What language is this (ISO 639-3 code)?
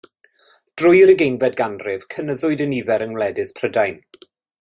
cym